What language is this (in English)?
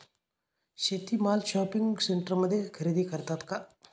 Marathi